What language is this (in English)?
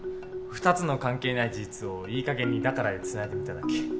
Japanese